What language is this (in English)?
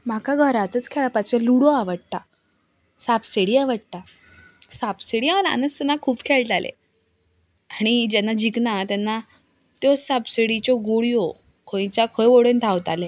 Konkani